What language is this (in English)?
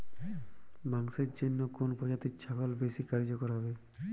Bangla